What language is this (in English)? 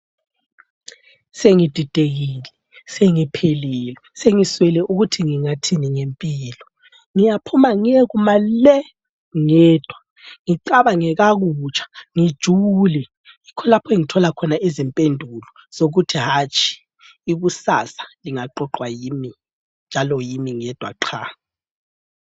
North Ndebele